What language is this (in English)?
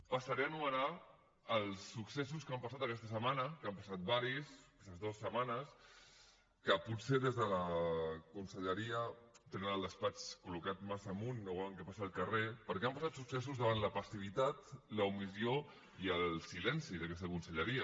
Catalan